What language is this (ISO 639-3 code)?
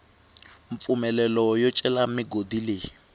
tso